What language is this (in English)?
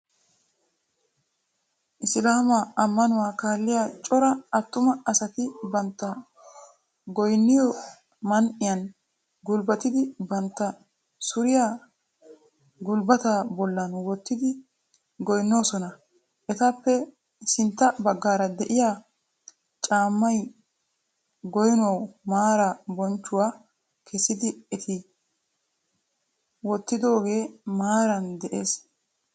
Wolaytta